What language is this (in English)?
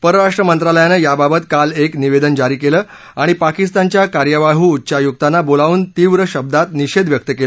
Marathi